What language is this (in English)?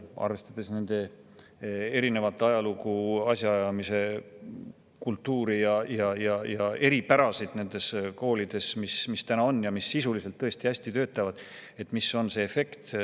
Estonian